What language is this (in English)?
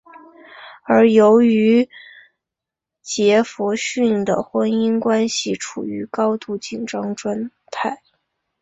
Chinese